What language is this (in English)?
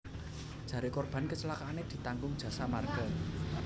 Javanese